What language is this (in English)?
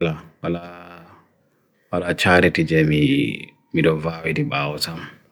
Bagirmi Fulfulde